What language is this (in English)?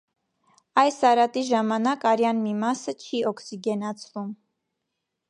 Armenian